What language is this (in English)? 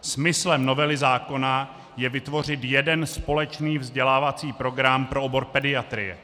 Czech